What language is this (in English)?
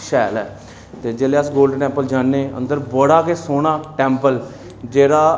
Dogri